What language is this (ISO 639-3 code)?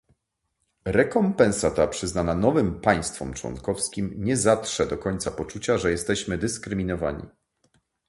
pol